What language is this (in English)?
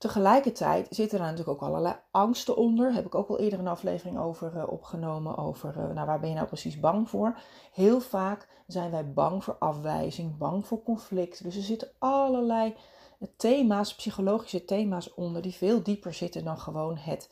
Dutch